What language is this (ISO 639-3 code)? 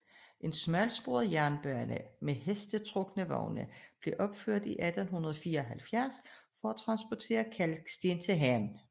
dan